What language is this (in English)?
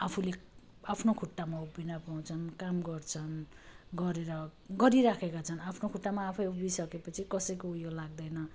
Nepali